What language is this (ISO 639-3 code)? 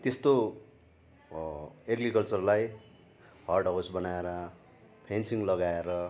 nep